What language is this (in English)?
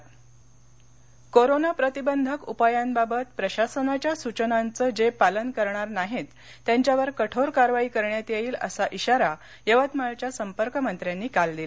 Marathi